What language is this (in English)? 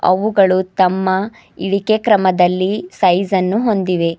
Kannada